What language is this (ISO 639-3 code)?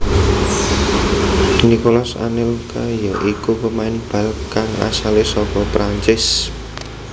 jav